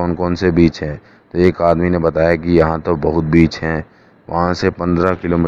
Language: Hindi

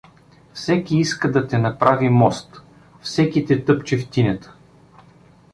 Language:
Bulgarian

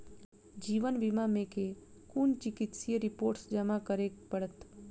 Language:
Maithili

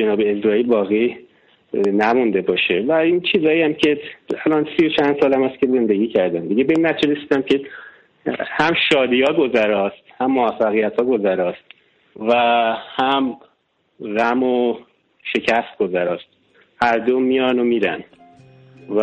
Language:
Persian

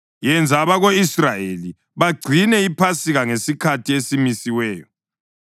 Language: North Ndebele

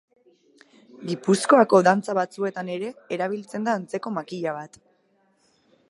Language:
Basque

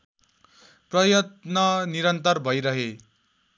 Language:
Nepali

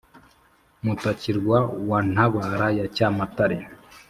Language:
Kinyarwanda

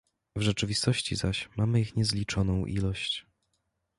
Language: Polish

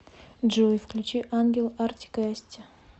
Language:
Russian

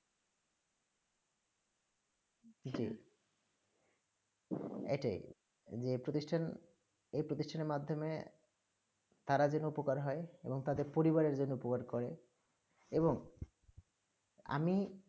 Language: Bangla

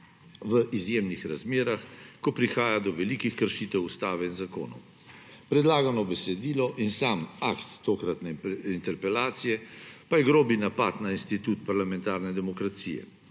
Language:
Slovenian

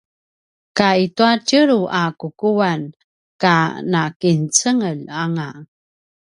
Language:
Paiwan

